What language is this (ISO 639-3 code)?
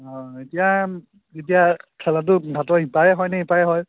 asm